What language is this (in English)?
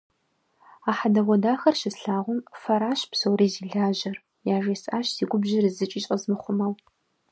Kabardian